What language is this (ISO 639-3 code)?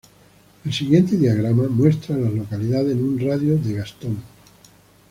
spa